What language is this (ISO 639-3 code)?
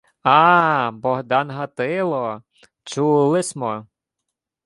ukr